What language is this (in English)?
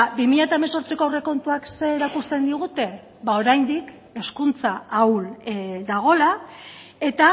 Basque